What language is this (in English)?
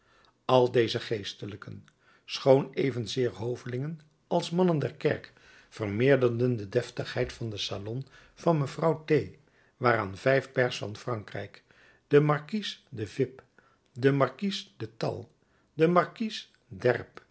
Dutch